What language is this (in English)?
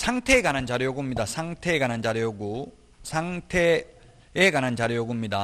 Korean